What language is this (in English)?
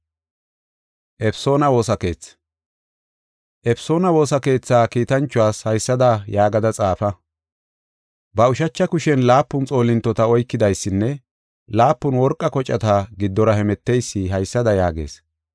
Gofa